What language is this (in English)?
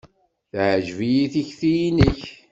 Kabyle